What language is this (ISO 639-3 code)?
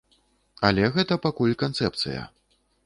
bel